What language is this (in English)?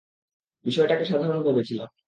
Bangla